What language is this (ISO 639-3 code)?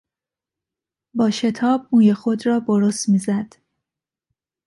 fas